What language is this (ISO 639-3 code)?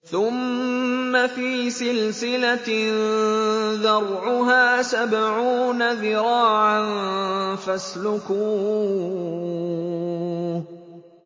ara